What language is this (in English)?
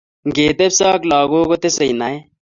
Kalenjin